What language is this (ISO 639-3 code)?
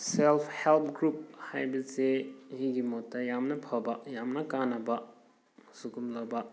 mni